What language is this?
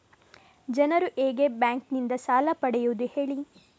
Kannada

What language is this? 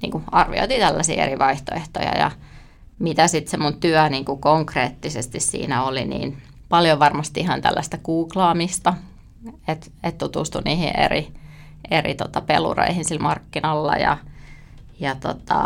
Finnish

